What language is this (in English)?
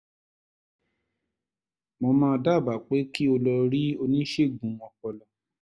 Yoruba